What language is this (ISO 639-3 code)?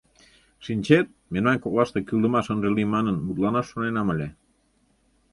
chm